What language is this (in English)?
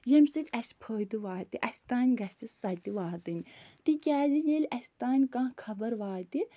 Kashmiri